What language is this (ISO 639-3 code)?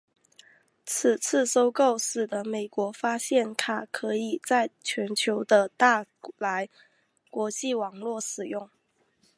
zho